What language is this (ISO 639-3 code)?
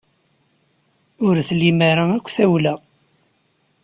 kab